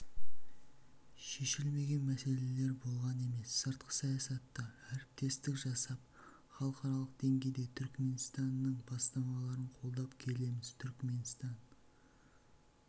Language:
Kazakh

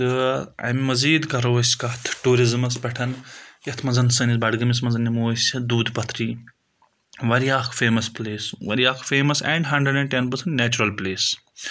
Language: Kashmiri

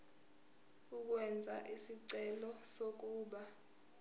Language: Zulu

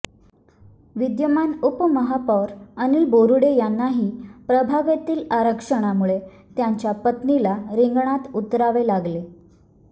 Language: Marathi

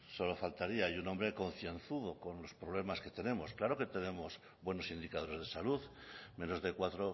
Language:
Spanish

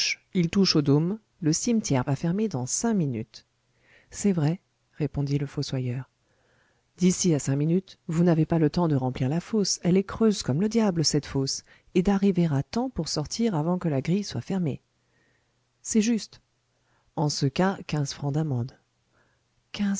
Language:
French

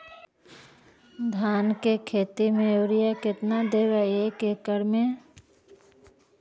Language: Magahi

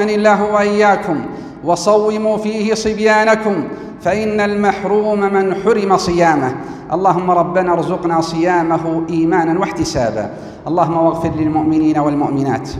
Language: Arabic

